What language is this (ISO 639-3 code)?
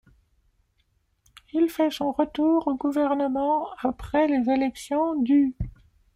fra